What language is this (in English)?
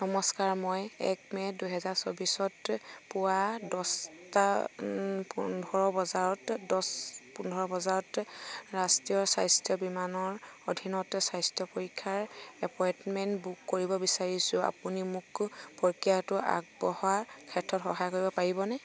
Assamese